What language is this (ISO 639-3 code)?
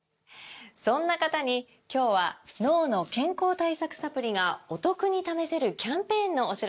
jpn